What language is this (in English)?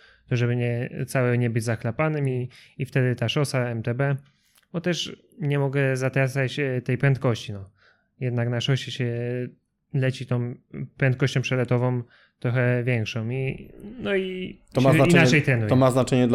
Polish